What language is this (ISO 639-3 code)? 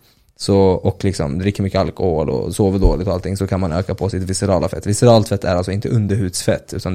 swe